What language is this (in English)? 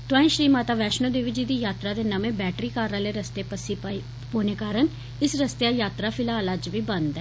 Dogri